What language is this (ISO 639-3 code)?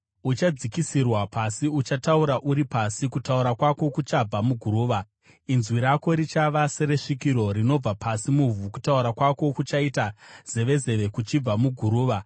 sna